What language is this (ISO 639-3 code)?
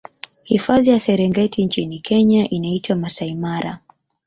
swa